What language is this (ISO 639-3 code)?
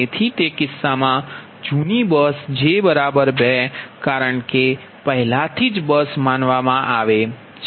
guj